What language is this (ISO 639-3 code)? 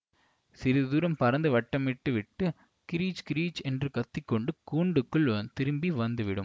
tam